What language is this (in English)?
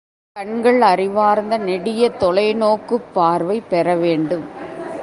Tamil